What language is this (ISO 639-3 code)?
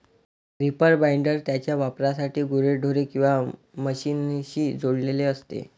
mar